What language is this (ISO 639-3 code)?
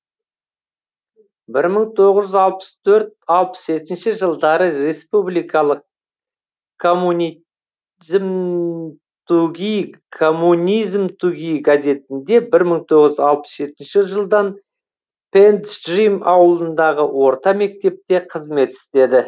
kaz